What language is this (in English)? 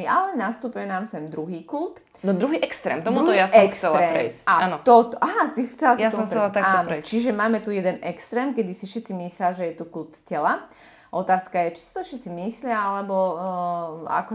Slovak